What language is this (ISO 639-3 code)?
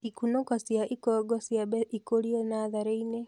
kik